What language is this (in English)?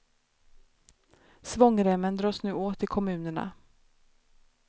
Swedish